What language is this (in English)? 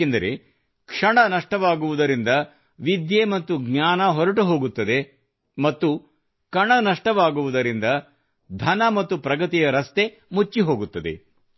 Kannada